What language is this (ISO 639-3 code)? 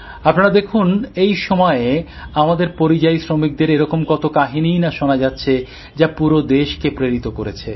ben